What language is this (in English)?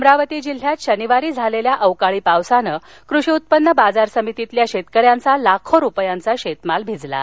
Marathi